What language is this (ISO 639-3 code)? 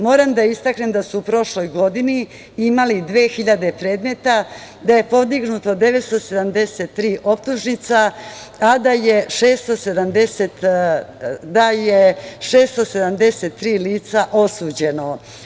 srp